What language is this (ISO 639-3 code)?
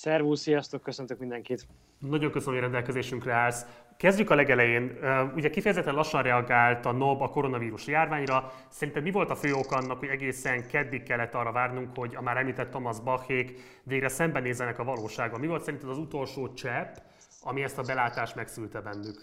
hun